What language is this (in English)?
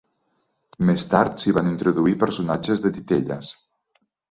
Catalan